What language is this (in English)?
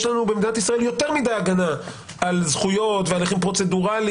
Hebrew